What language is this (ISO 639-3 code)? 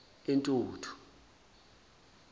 zul